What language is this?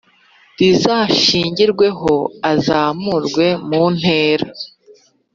Kinyarwanda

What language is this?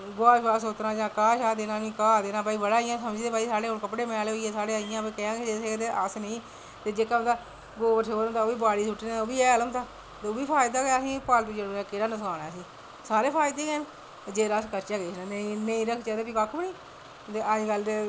Dogri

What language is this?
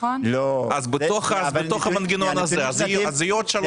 Hebrew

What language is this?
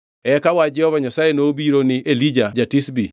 Luo (Kenya and Tanzania)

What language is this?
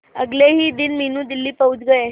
Hindi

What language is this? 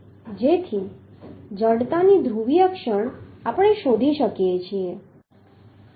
Gujarati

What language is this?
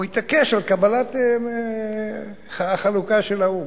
Hebrew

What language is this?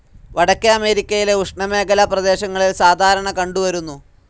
Malayalam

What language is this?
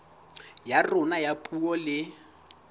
Southern Sotho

